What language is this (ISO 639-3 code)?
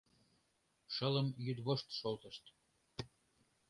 chm